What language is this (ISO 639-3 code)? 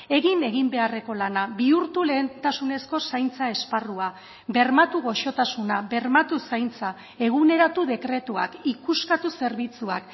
eus